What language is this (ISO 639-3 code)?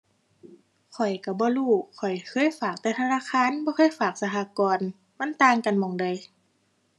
tha